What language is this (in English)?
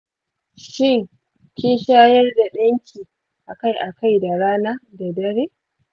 Hausa